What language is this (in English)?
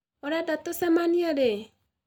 Kikuyu